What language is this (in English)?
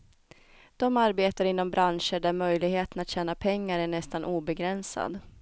Swedish